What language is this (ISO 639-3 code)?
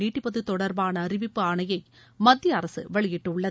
tam